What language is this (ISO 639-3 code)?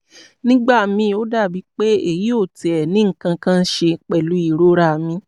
yor